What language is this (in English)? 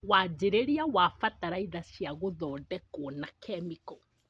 Kikuyu